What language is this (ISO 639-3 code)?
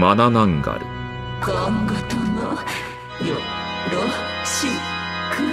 jpn